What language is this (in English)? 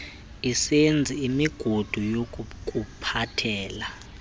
Xhosa